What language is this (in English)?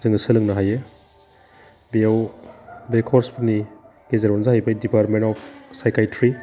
Bodo